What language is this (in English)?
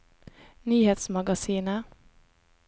Norwegian